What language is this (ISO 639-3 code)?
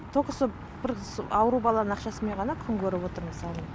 kaz